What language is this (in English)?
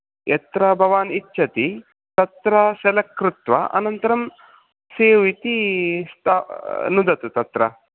Sanskrit